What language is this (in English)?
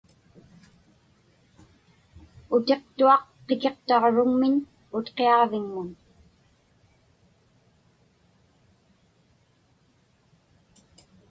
Inupiaq